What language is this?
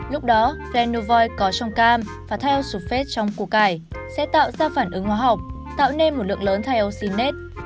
Vietnamese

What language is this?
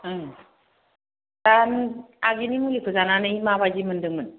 Bodo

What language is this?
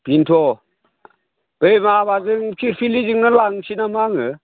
Bodo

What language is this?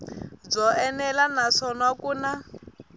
Tsonga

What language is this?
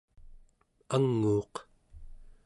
Central Yupik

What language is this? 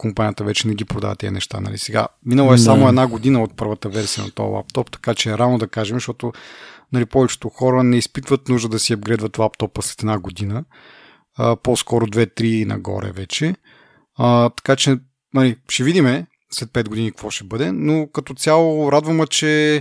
Bulgarian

